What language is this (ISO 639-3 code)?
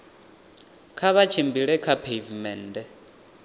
ven